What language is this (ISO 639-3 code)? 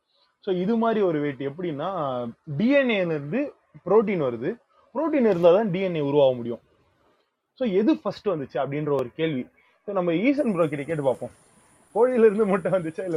tam